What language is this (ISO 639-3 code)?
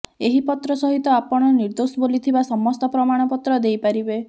ori